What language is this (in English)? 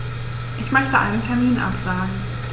German